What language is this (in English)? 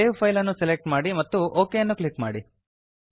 Kannada